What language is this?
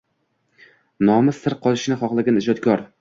Uzbek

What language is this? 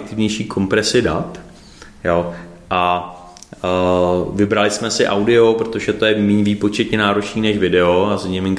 Czech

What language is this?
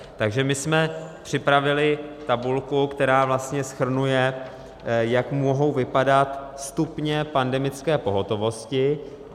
Czech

